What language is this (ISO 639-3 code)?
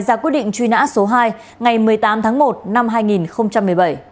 vie